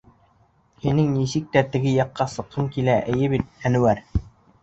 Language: Bashkir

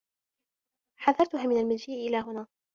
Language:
Arabic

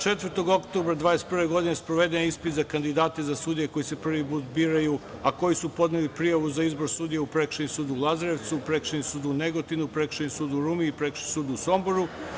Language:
Serbian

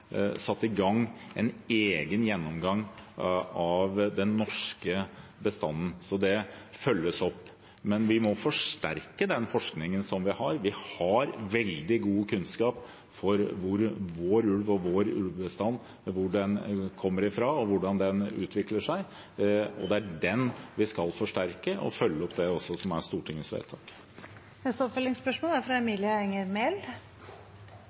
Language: Norwegian Bokmål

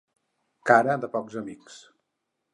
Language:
Catalan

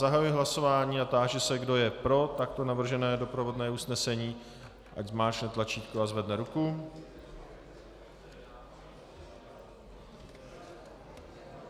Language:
Czech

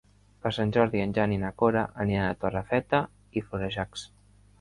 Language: Catalan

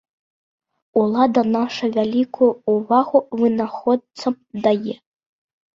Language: Belarusian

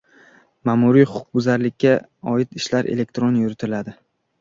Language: Uzbek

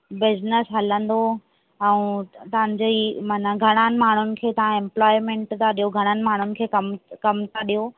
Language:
Sindhi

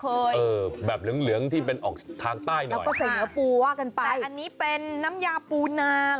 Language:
Thai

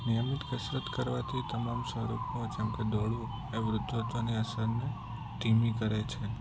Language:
Gujarati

